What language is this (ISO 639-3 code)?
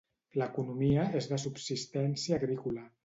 cat